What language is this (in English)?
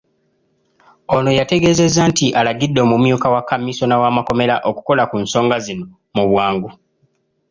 Ganda